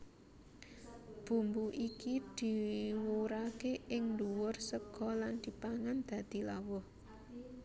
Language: Javanese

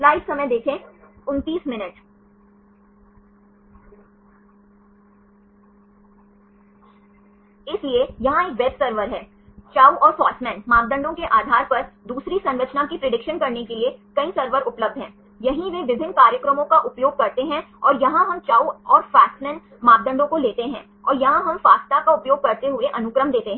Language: Hindi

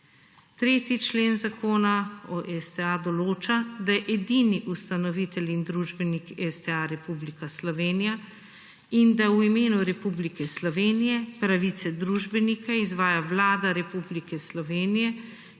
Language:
Slovenian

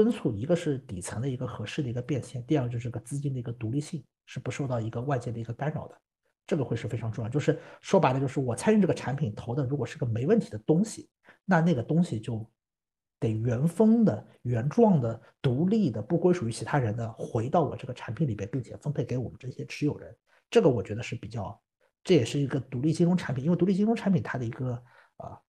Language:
Chinese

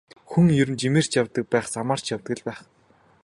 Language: Mongolian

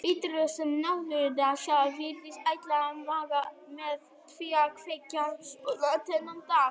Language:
Icelandic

